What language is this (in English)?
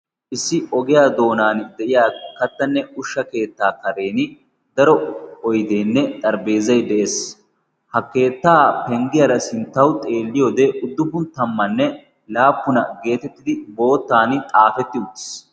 Wolaytta